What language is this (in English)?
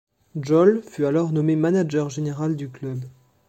French